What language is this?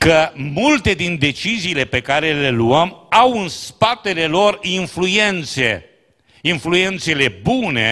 Romanian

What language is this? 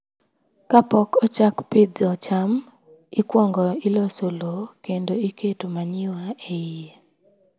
Luo (Kenya and Tanzania)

